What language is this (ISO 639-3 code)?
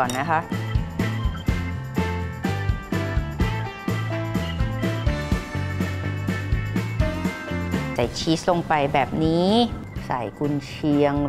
tha